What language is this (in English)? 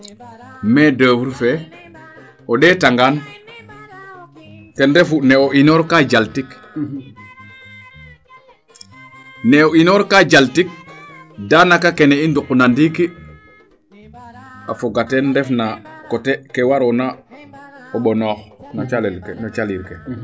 Serer